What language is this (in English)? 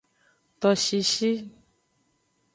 Aja (Benin)